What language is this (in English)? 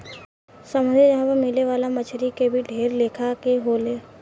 Bhojpuri